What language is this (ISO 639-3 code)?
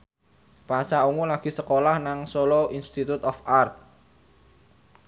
jav